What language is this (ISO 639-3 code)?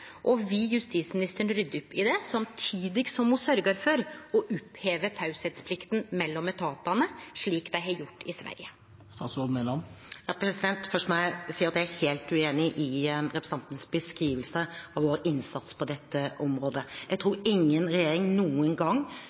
nor